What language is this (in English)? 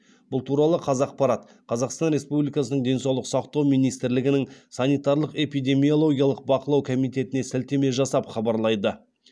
Kazakh